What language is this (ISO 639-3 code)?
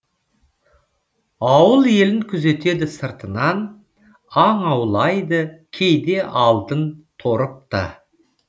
kaz